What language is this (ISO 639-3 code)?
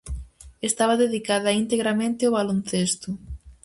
glg